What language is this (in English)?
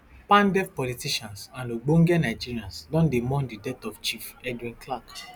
Nigerian Pidgin